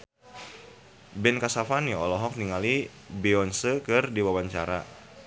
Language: Sundanese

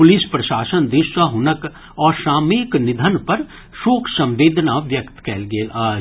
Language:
Maithili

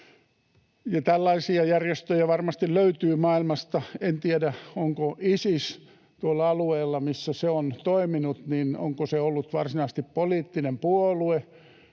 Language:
Finnish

